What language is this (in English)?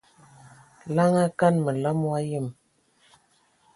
Ewondo